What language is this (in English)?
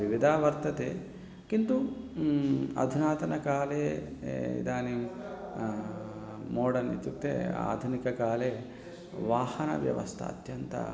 Sanskrit